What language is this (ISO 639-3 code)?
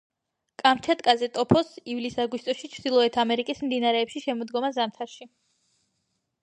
kat